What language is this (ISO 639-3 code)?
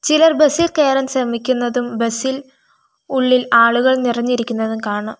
mal